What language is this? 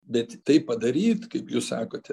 Lithuanian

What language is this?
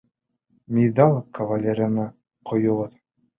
Bashkir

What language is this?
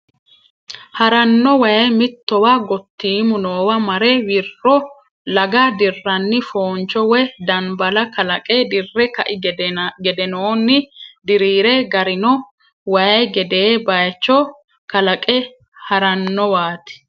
Sidamo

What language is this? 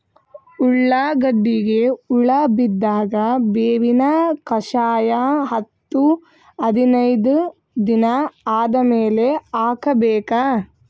Kannada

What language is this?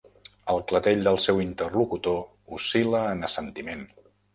Catalan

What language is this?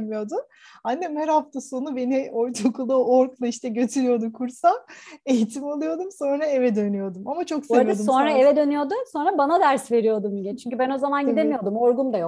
Turkish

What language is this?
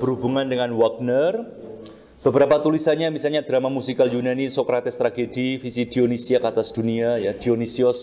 Indonesian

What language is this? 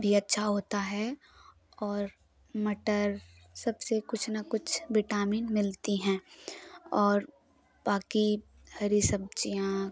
Hindi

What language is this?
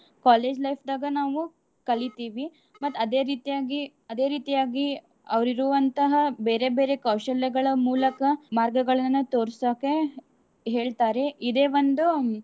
Kannada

